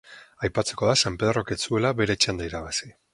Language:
Basque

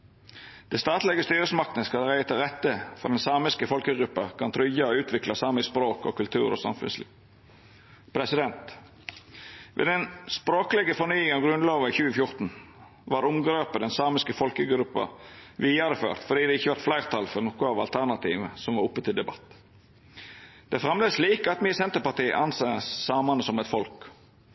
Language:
Norwegian Nynorsk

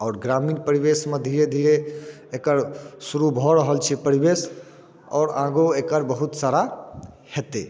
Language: Maithili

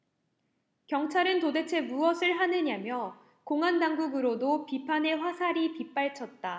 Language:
Korean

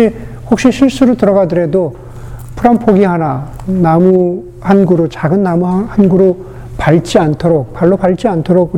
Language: Korean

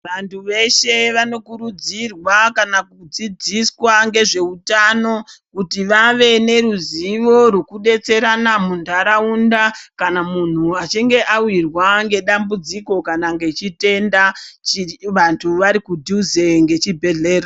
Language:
Ndau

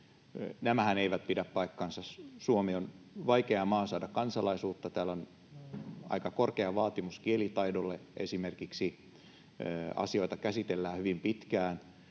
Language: Finnish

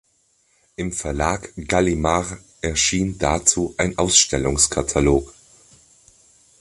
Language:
German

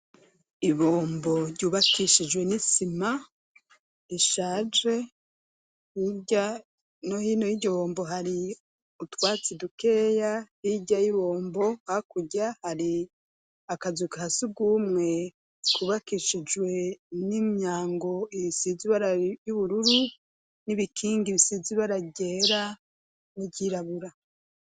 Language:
Rundi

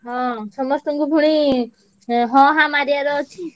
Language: Odia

